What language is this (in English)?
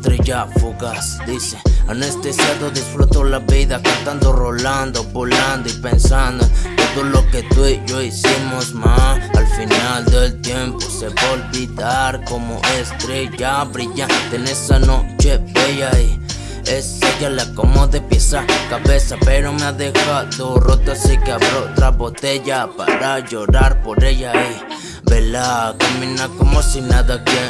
Italian